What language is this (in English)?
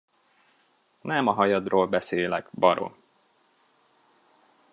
Hungarian